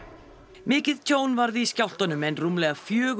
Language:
Icelandic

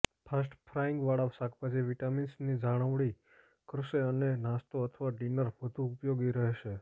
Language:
Gujarati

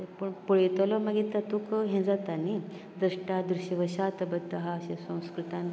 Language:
Konkani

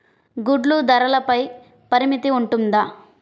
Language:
Telugu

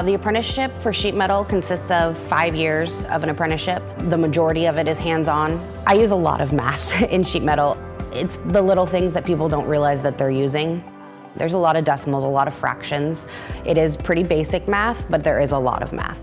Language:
English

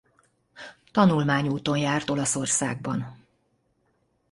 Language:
Hungarian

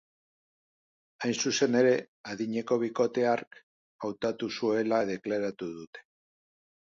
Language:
Basque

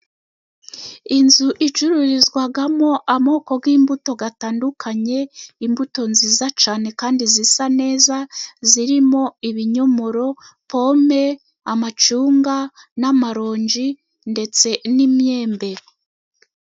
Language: Kinyarwanda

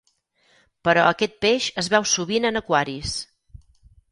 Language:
Catalan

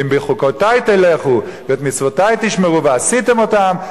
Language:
Hebrew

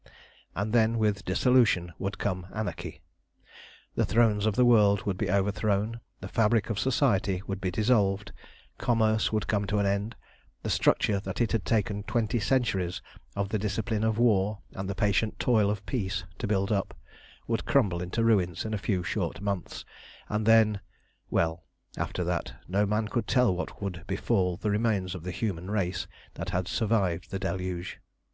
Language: English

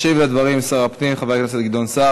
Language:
Hebrew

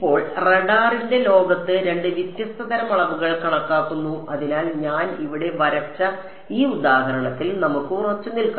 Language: Malayalam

